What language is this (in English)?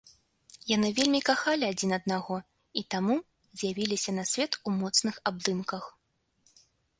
Belarusian